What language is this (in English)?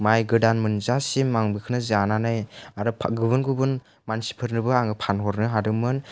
Bodo